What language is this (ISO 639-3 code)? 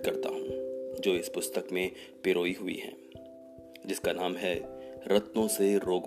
hin